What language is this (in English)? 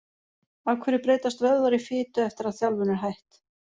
Icelandic